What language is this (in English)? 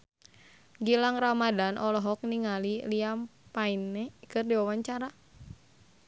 Sundanese